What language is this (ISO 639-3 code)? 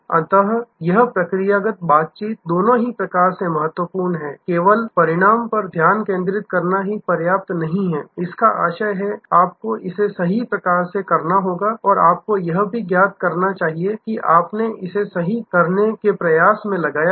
hin